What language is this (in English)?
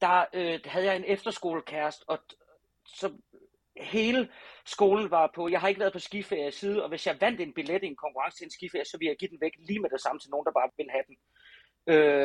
Danish